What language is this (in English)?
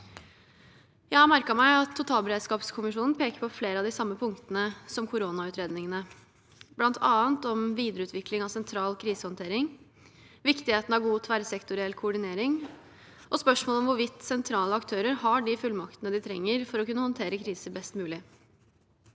Norwegian